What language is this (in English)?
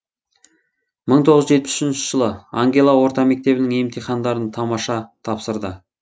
Kazakh